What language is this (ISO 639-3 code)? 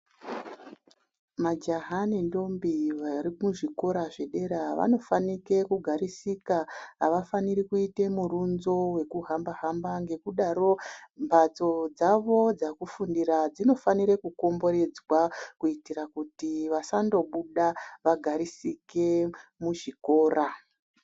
ndc